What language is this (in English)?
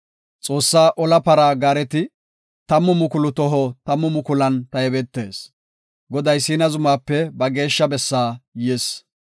Gofa